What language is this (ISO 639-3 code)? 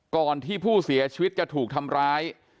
tha